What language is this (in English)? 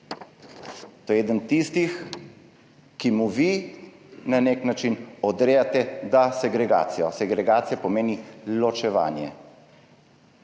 Slovenian